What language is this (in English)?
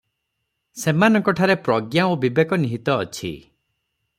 Odia